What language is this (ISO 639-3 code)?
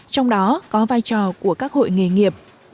vie